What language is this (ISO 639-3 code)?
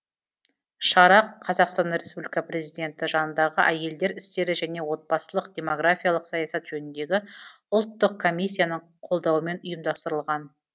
kaz